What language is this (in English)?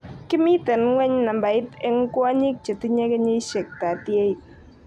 Kalenjin